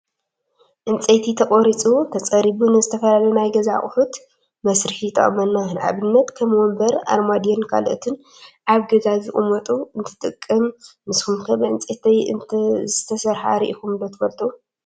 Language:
Tigrinya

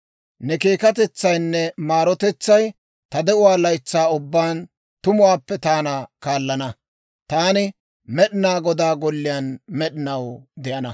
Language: Dawro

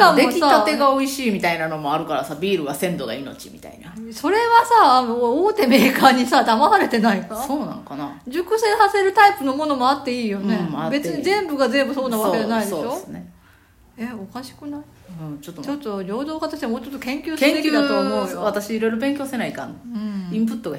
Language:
Japanese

